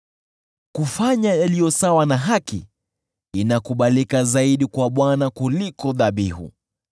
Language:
Swahili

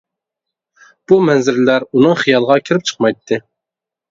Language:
Uyghur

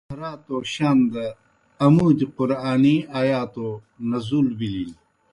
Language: Kohistani Shina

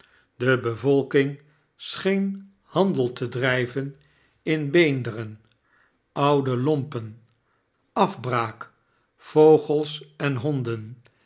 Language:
Dutch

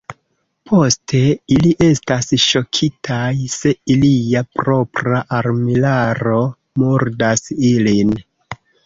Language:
Esperanto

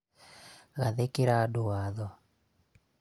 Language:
Kikuyu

